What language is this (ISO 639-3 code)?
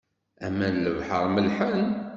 kab